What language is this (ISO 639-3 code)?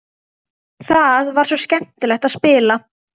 isl